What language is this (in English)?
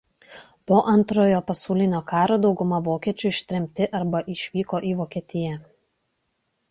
Lithuanian